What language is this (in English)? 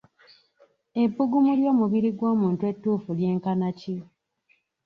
Ganda